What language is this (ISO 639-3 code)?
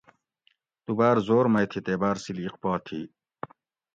gwc